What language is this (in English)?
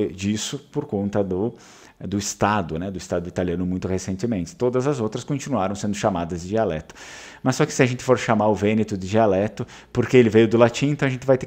Portuguese